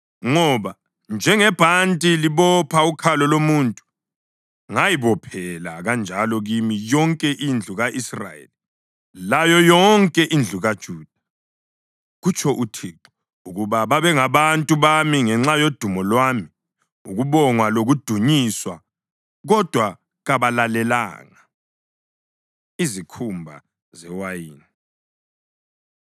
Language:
North Ndebele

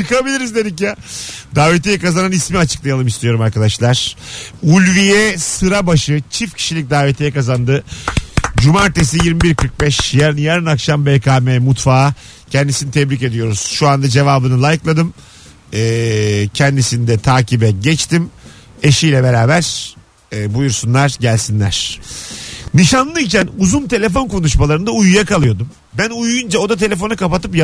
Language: Turkish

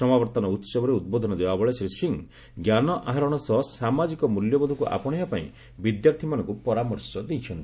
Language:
Odia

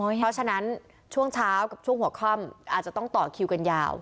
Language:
Thai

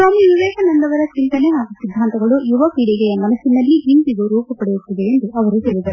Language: Kannada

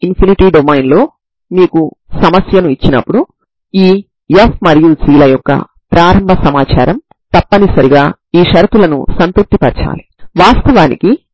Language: Telugu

